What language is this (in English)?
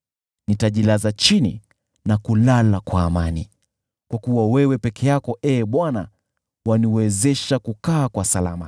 Swahili